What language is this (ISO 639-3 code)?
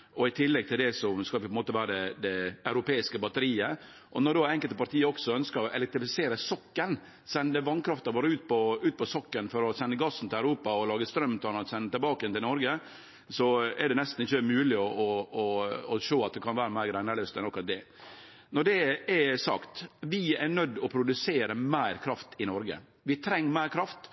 nno